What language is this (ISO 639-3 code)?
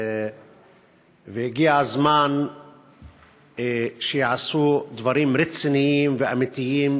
heb